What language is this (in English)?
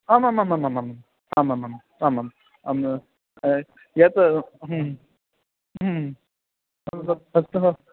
Sanskrit